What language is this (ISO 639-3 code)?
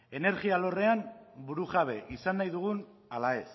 eus